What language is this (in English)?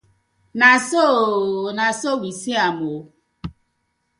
Nigerian Pidgin